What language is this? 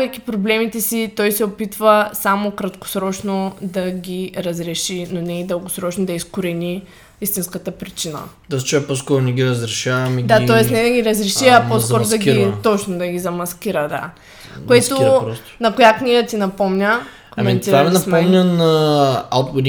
Bulgarian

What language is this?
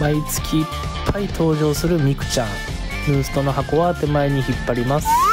Japanese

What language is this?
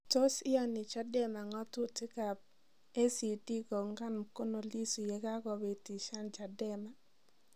Kalenjin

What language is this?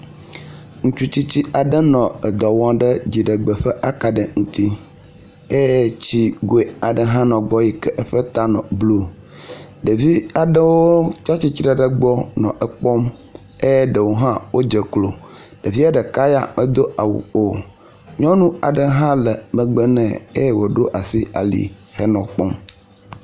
Ewe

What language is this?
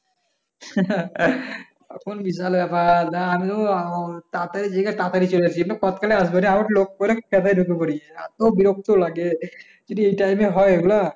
Bangla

